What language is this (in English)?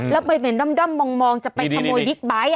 Thai